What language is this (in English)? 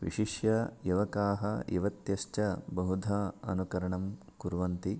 Sanskrit